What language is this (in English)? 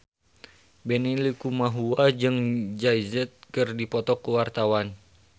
Sundanese